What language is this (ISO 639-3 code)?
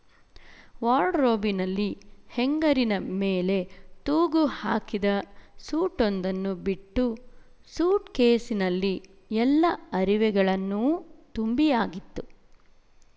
kan